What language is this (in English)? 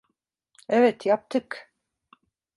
Turkish